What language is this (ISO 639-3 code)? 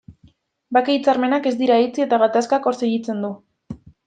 eus